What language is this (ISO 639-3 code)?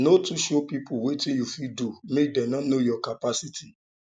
pcm